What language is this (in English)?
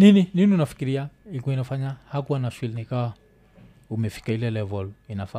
Swahili